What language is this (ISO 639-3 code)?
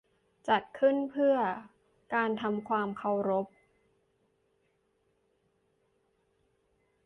tha